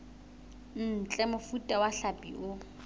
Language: Southern Sotho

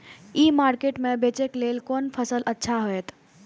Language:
Maithili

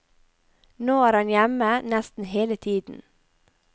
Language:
Norwegian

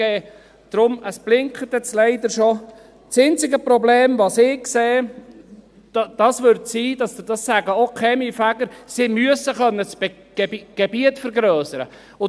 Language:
Swiss German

